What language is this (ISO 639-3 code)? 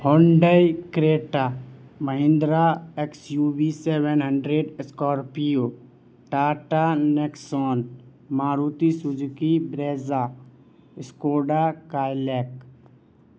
urd